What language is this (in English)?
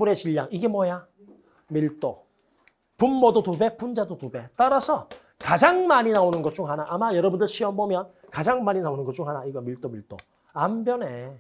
Korean